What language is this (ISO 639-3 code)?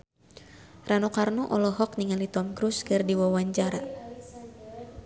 sun